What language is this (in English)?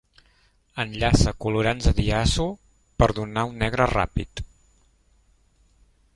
Catalan